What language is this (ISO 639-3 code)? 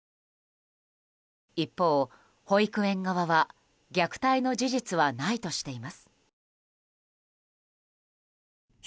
jpn